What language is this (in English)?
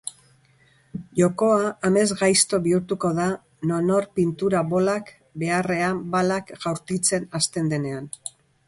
Basque